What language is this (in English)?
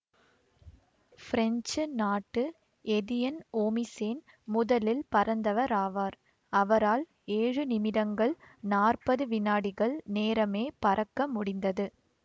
Tamil